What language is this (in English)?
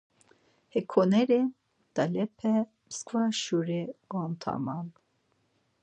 Laz